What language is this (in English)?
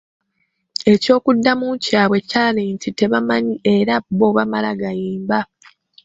Ganda